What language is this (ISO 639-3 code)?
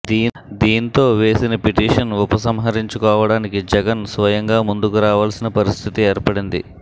tel